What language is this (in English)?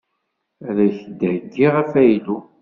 Kabyle